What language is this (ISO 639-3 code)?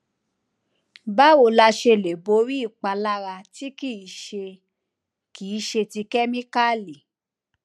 yor